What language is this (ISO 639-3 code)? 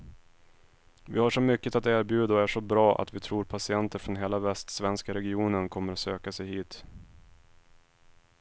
swe